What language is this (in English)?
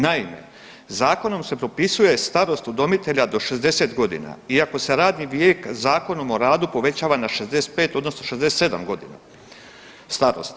Croatian